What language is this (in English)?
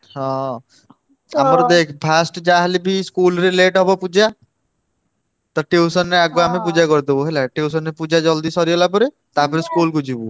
Odia